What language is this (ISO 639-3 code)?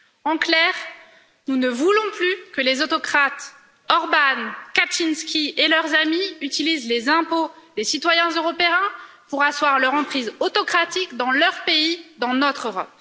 fra